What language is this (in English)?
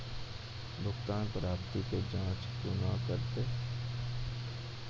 Maithili